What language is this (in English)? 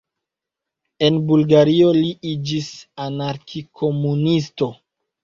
Esperanto